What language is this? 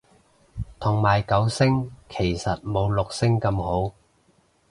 Cantonese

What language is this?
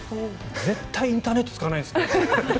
Japanese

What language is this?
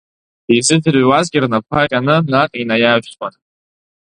Abkhazian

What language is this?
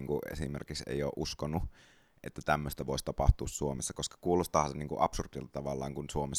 Finnish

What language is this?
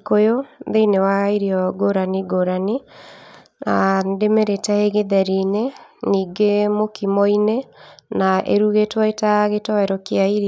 Kikuyu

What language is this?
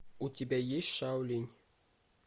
Russian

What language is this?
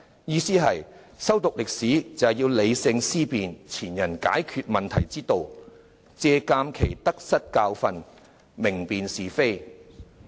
Cantonese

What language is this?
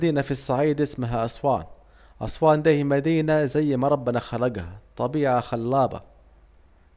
Saidi Arabic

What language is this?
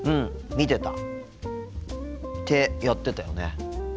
Japanese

